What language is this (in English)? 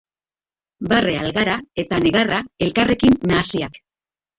Basque